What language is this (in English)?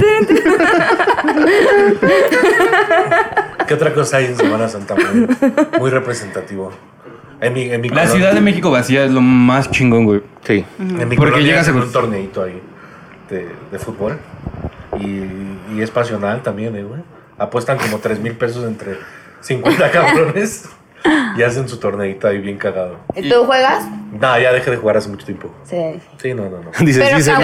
Spanish